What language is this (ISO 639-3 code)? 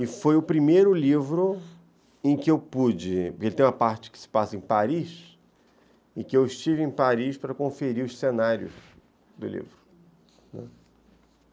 por